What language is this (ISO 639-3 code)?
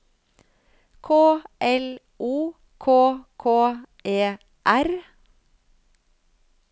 nor